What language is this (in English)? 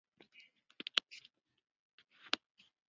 Chinese